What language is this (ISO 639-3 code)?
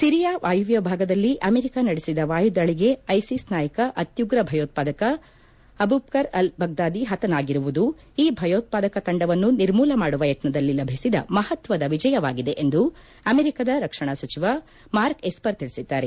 kan